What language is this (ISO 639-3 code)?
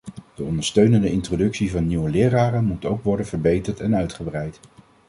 nld